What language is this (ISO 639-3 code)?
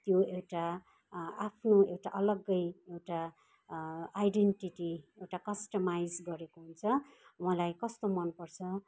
nep